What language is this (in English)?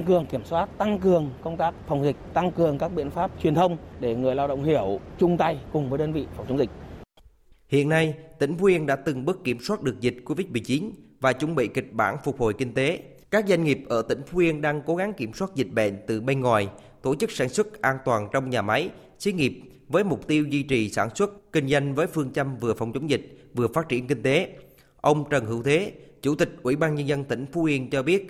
Vietnamese